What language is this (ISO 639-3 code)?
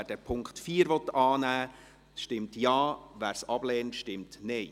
gsw